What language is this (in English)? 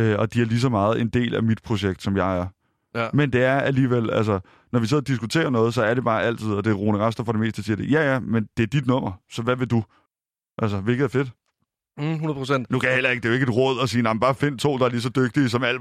Danish